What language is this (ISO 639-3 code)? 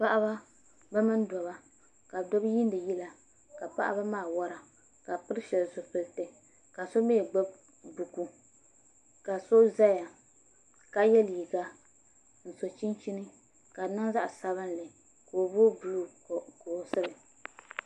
dag